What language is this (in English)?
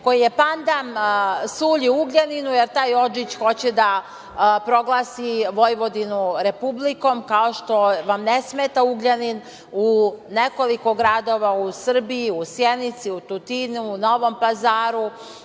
Serbian